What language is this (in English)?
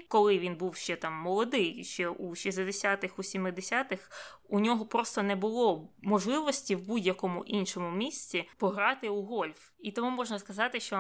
Ukrainian